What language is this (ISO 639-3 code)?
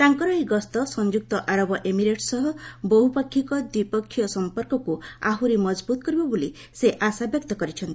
ori